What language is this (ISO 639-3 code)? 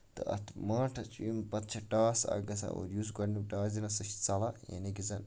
kas